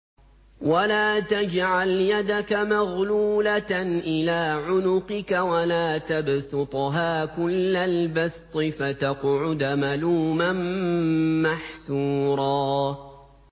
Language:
Arabic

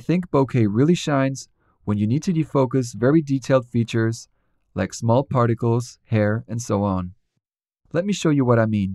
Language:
English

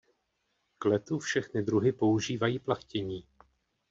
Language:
Czech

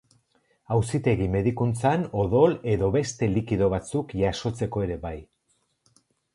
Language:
Basque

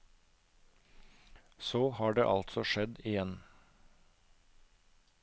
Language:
Norwegian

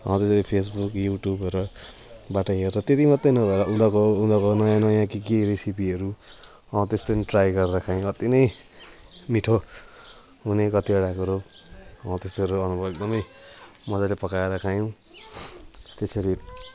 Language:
Nepali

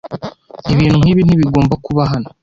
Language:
Kinyarwanda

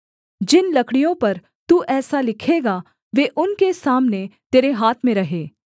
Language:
Hindi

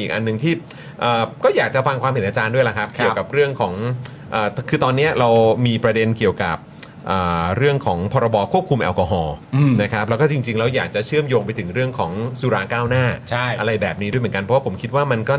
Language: Thai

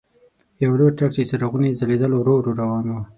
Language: Pashto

